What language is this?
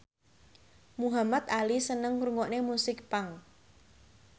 Javanese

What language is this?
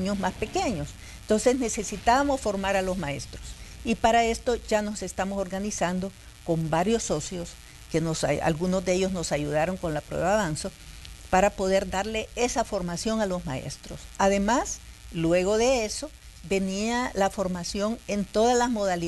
Spanish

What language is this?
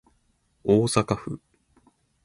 Japanese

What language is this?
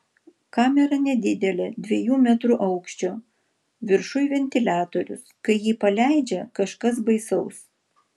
Lithuanian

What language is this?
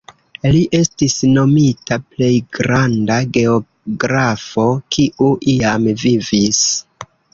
Esperanto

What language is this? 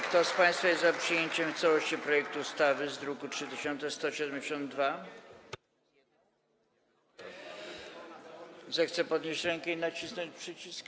Polish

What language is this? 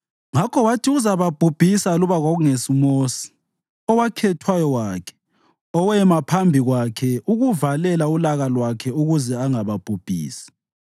North Ndebele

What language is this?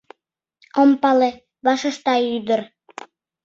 Mari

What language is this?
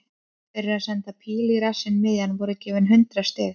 Icelandic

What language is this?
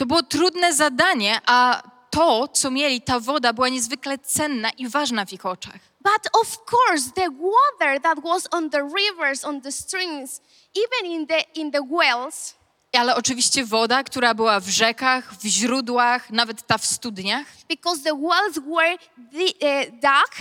Polish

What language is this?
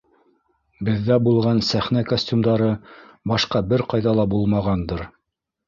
Bashkir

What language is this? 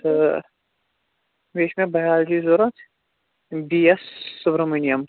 Kashmiri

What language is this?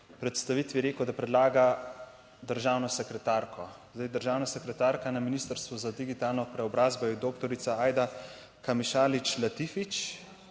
Slovenian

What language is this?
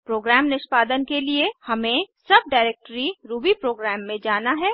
Hindi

